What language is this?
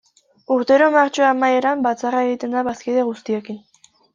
Basque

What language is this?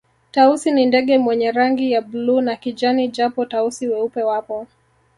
Swahili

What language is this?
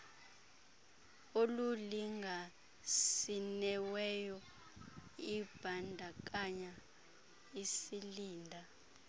Xhosa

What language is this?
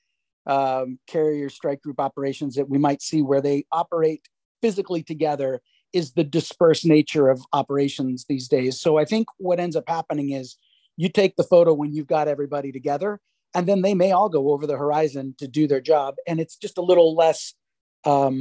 English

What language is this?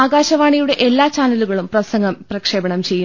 Malayalam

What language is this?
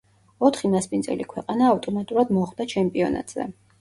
Georgian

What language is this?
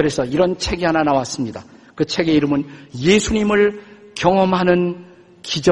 Korean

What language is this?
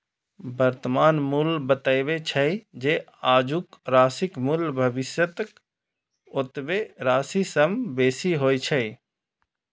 Maithili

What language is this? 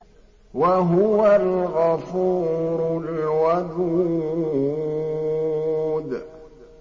Arabic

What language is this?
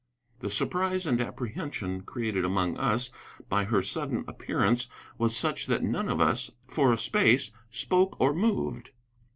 English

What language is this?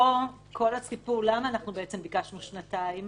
Hebrew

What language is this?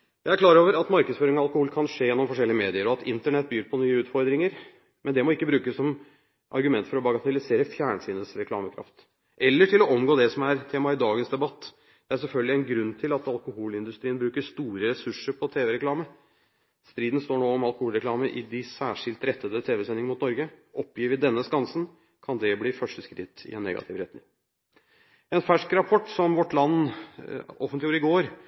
Norwegian Bokmål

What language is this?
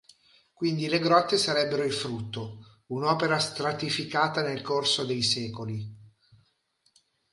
Italian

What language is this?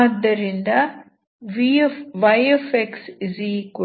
Kannada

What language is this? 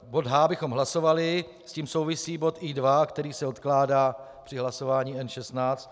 Czech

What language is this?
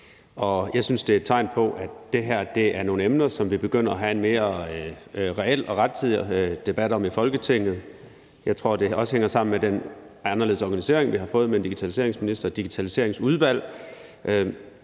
Danish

